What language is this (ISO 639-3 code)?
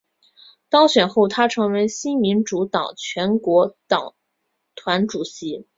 zho